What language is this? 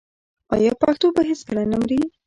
Pashto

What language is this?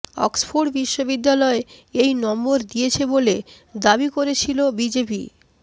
Bangla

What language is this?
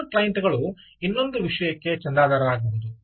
Kannada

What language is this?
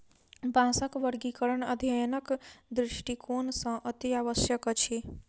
Maithili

